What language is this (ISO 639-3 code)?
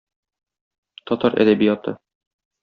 tat